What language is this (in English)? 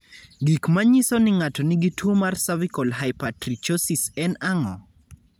Luo (Kenya and Tanzania)